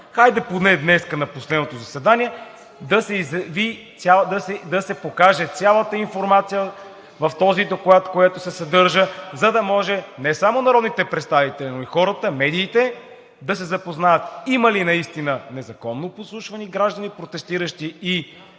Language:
Bulgarian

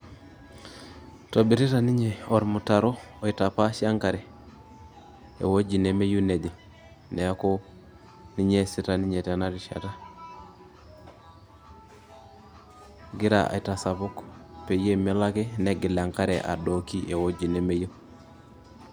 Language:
Masai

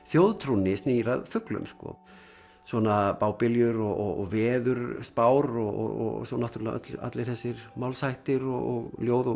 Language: Icelandic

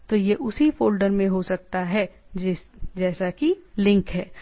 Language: Hindi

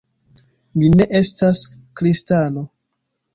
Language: Esperanto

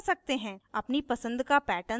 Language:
Hindi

